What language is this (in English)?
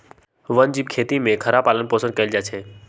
Magahi